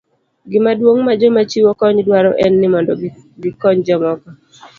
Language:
Luo (Kenya and Tanzania)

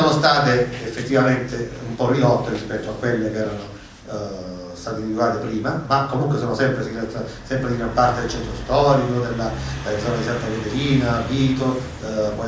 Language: Italian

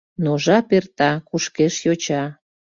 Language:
Mari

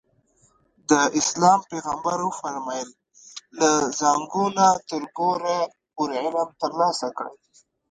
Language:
Pashto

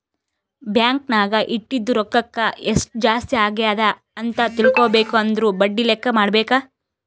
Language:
Kannada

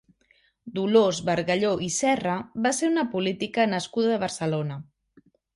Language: Catalan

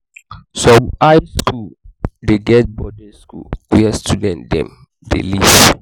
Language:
Nigerian Pidgin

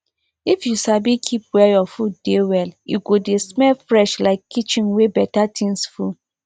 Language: Nigerian Pidgin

